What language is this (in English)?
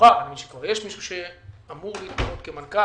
Hebrew